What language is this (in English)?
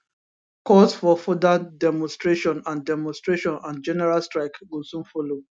Nigerian Pidgin